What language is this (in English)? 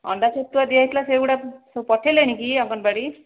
Odia